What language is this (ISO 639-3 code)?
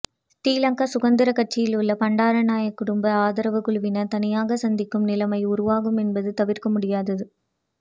tam